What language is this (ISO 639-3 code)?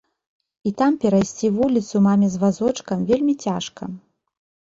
bel